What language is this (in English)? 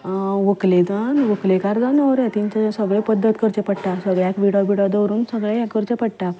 Konkani